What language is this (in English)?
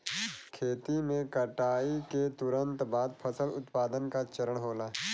Bhojpuri